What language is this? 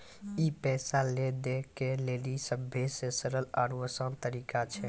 Maithili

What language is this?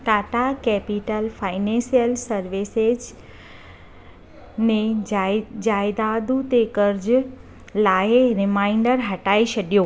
Sindhi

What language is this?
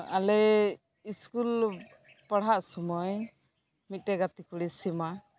Santali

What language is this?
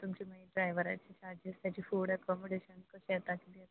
Konkani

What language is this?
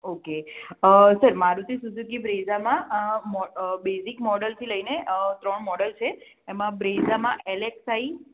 Gujarati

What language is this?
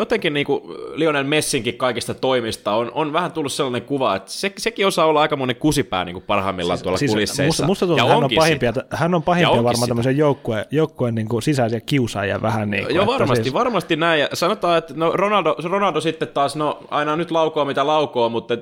Finnish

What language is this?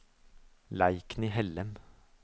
Norwegian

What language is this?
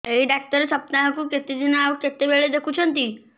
Odia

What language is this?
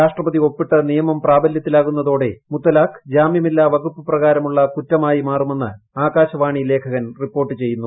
Malayalam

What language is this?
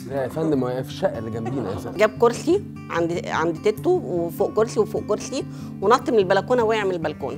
Arabic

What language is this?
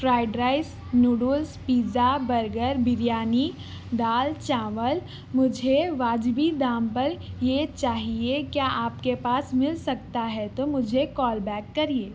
Urdu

